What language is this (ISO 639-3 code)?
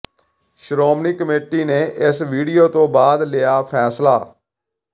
pan